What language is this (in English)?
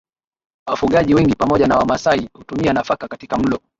Swahili